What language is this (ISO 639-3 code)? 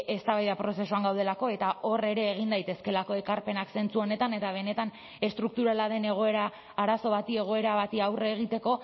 eus